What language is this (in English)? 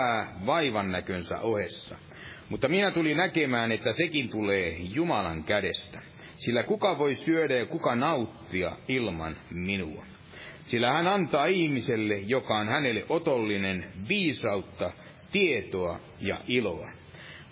Finnish